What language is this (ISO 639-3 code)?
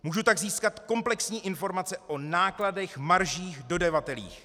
ces